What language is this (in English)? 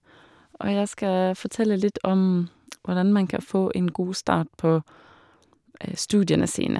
Norwegian